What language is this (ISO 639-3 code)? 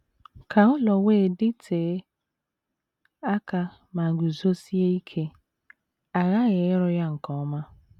ibo